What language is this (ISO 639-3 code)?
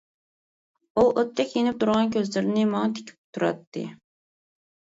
uig